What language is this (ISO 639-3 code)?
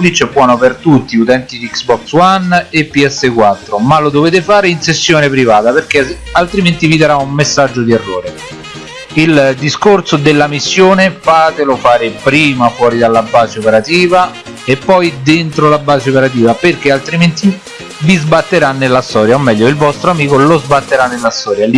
ita